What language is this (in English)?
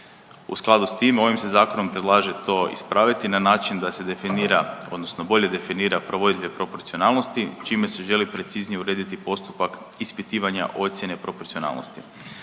Croatian